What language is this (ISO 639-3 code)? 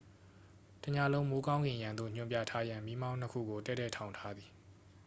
mya